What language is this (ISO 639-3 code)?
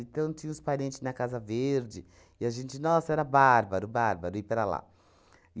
por